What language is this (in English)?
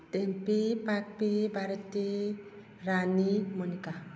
Manipuri